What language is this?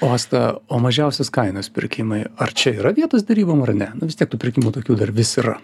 Lithuanian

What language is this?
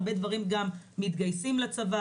Hebrew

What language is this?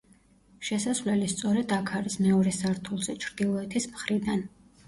Georgian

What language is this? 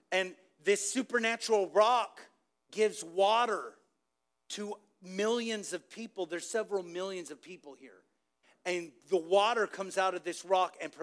English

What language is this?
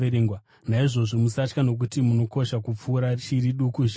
Shona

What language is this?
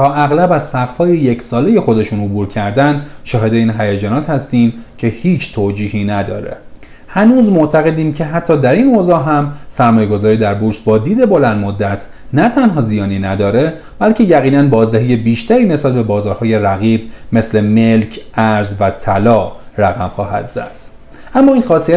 Persian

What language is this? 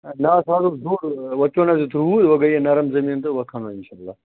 Kashmiri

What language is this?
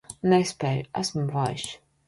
Latvian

